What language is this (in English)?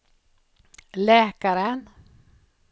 Swedish